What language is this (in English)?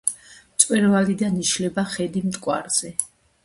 Georgian